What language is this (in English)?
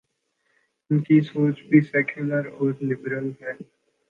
Urdu